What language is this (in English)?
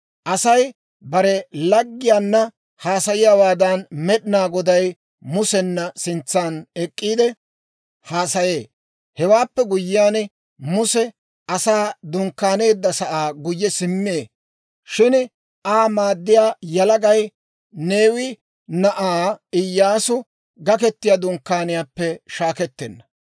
Dawro